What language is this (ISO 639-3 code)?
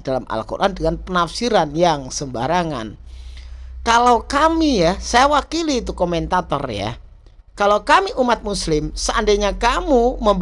ind